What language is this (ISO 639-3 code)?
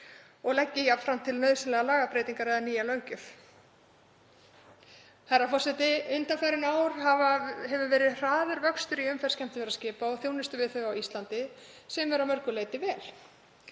isl